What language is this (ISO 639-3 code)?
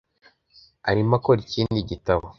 kin